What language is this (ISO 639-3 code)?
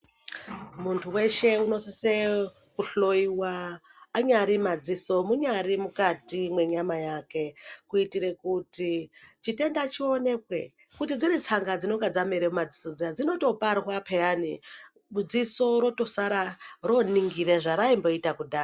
ndc